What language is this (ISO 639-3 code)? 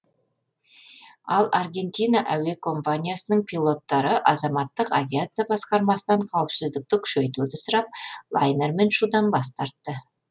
kaz